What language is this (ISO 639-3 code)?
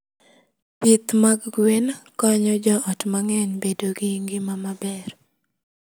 luo